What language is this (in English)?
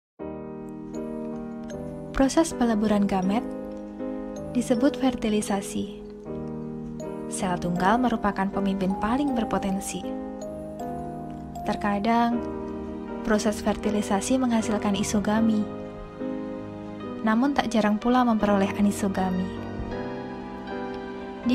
Indonesian